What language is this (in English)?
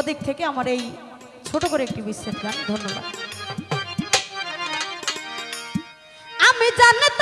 Bangla